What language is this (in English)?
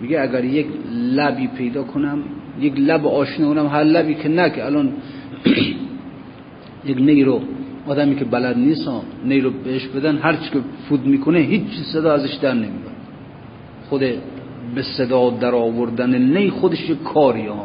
Persian